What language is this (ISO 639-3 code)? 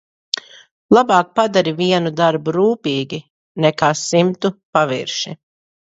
lav